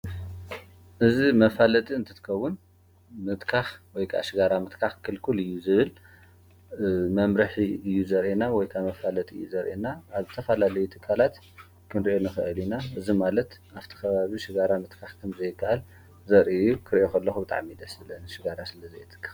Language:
Tigrinya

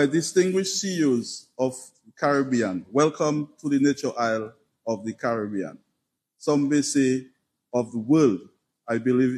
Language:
English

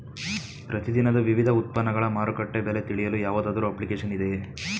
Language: Kannada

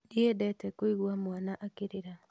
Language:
Kikuyu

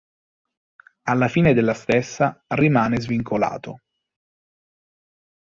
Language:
Italian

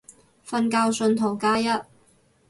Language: Cantonese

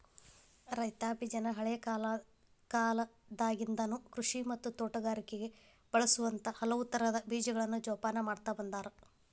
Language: Kannada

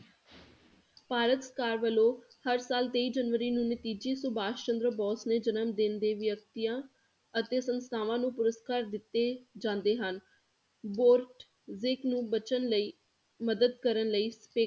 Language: Punjabi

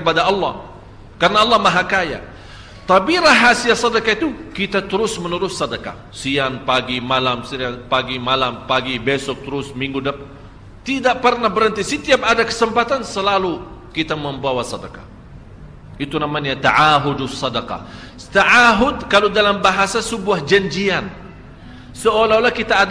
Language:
Malay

